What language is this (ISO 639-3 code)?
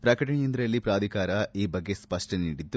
kan